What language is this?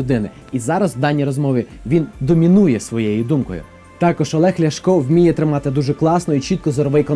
Ukrainian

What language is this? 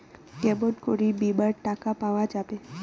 Bangla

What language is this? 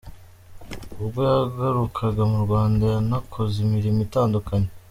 Kinyarwanda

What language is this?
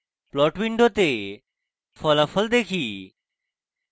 Bangla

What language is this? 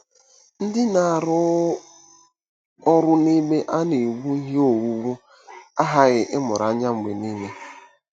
Igbo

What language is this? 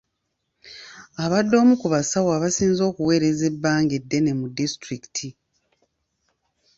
Ganda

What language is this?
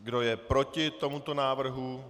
Czech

